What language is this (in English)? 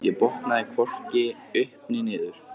Icelandic